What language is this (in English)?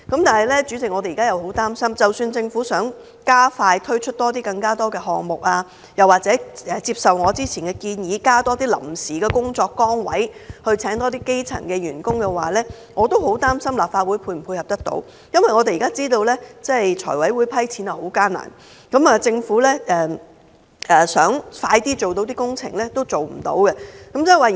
Cantonese